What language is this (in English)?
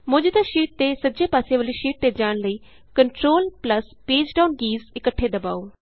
Punjabi